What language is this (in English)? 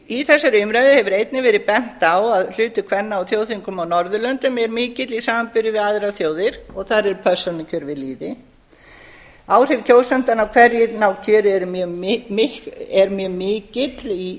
Icelandic